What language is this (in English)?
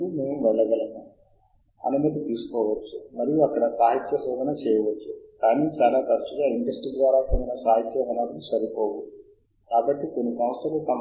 Telugu